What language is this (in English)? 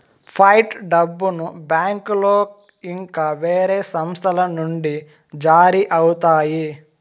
Telugu